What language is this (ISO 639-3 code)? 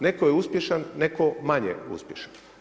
hrv